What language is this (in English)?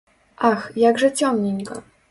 Belarusian